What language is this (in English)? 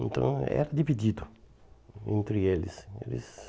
Portuguese